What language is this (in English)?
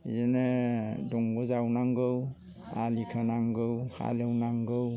Bodo